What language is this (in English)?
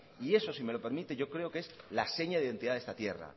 Spanish